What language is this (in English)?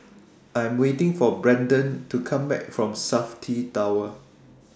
English